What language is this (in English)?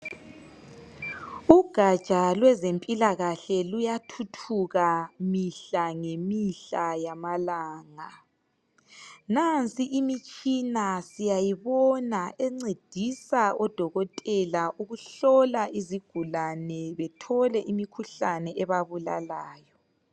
North Ndebele